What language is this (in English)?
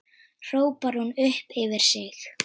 Icelandic